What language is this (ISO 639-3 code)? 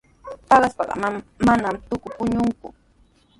qws